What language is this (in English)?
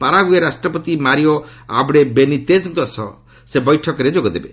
Odia